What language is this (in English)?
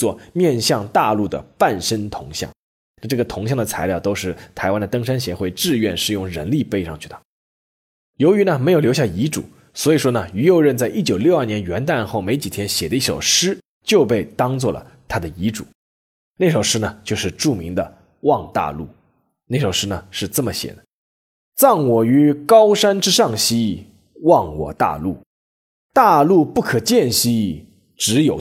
Chinese